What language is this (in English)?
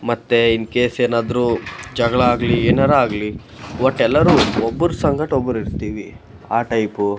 Kannada